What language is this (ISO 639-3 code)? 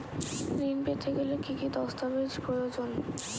ben